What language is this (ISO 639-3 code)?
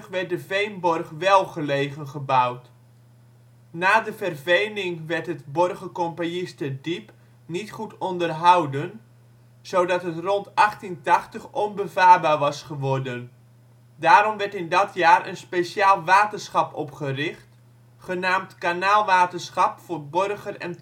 nld